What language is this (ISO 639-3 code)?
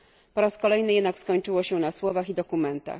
pol